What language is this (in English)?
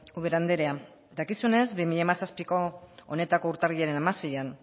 Basque